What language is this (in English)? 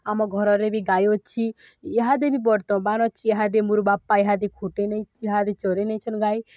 Odia